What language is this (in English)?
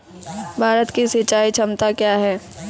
Maithili